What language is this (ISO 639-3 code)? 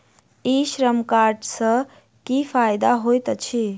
mai